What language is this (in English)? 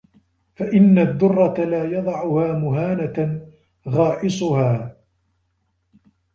Arabic